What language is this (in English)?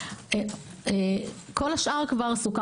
Hebrew